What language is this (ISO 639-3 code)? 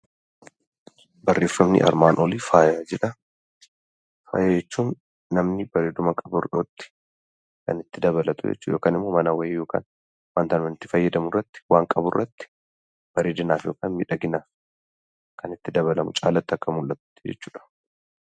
orm